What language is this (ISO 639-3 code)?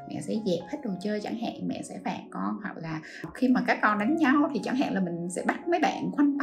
vie